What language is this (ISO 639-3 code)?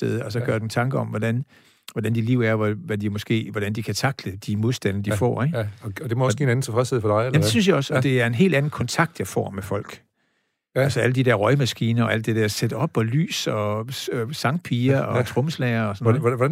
dan